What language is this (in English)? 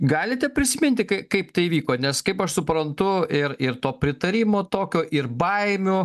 Lithuanian